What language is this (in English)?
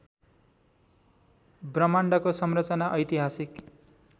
Nepali